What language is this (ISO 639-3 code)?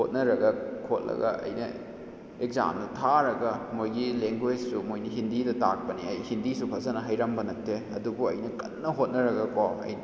mni